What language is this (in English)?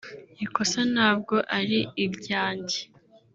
Kinyarwanda